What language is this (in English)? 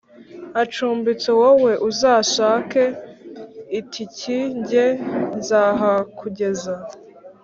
Kinyarwanda